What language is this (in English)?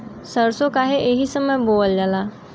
Bhojpuri